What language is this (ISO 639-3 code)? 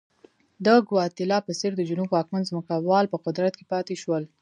pus